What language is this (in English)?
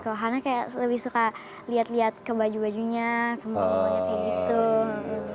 Indonesian